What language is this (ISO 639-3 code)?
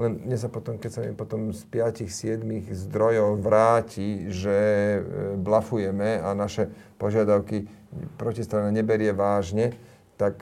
slk